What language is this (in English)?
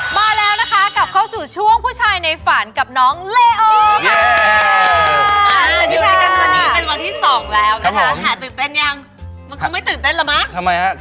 Thai